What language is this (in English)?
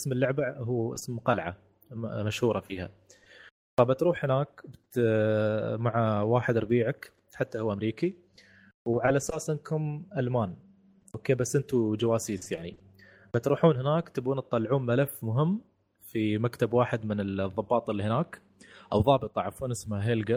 Arabic